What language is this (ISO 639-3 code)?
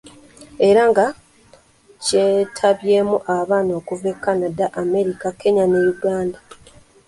lug